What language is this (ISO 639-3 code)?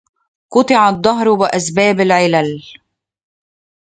ara